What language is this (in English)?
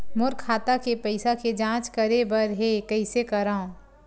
Chhattisgarhi